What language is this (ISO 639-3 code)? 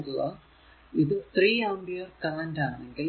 mal